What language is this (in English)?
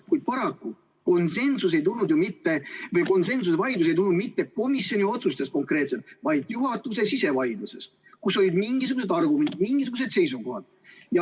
Estonian